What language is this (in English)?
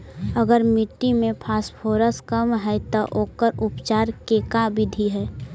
Magahi